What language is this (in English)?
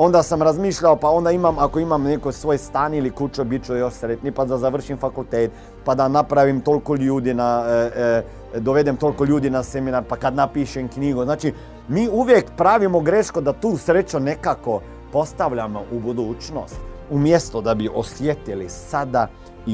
Croatian